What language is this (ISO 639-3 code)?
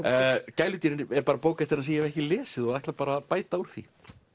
isl